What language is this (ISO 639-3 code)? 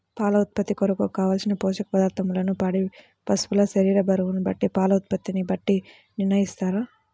tel